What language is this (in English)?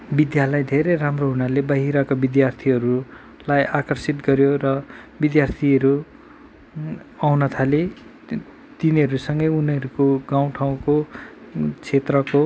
Nepali